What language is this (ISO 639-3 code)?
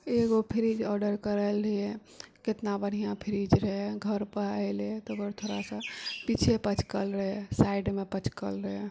mai